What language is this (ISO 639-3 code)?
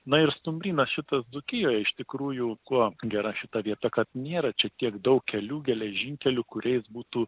lit